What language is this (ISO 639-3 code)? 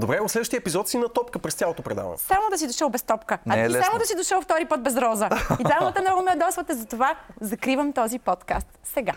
bul